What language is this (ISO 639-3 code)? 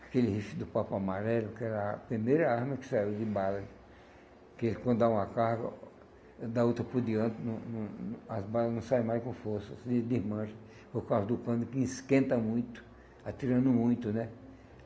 por